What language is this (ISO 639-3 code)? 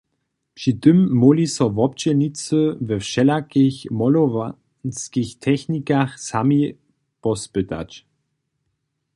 hsb